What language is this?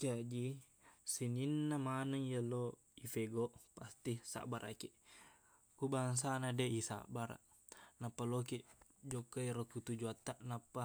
Buginese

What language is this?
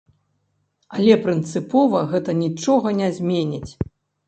Belarusian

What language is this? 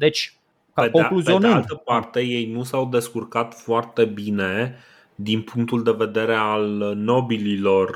Romanian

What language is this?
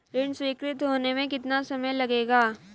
Hindi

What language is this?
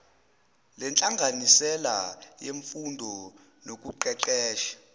Zulu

